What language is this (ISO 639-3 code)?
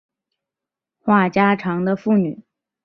zho